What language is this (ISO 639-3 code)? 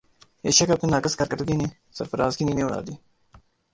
urd